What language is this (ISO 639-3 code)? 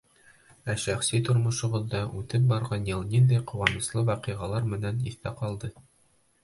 bak